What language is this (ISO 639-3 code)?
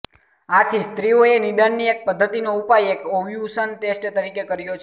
guj